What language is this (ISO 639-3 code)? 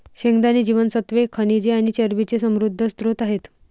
mar